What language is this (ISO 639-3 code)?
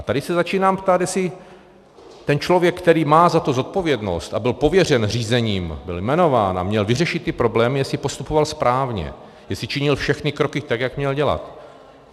ces